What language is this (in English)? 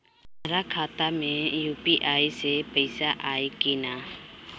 Bhojpuri